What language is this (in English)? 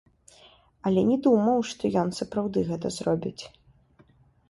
Belarusian